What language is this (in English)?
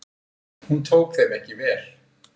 Icelandic